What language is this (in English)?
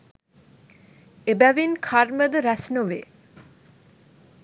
Sinhala